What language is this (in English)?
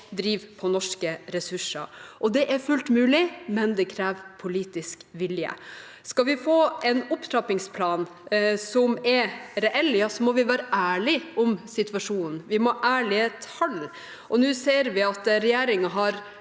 Norwegian